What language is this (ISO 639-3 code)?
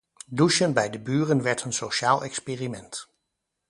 nld